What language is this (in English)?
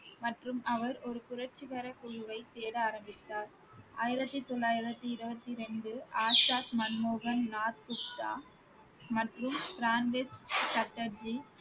Tamil